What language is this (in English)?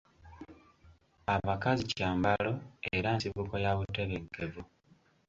Ganda